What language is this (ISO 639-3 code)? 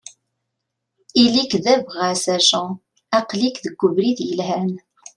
kab